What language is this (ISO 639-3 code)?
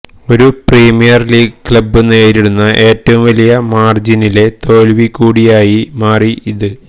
mal